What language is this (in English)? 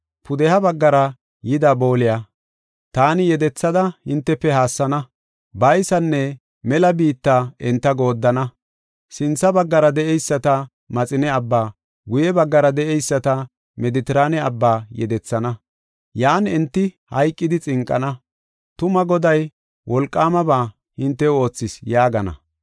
Gofa